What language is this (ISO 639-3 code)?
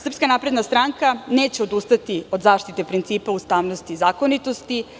srp